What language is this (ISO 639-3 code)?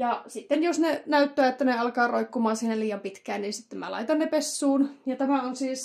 fin